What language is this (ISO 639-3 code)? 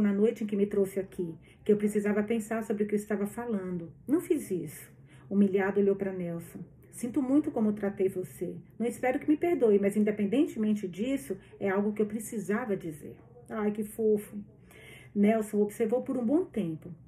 por